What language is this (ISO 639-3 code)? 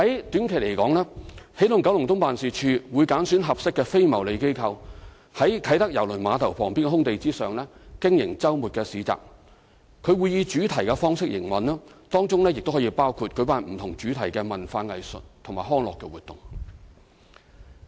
yue